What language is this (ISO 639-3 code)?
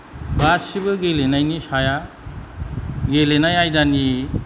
brx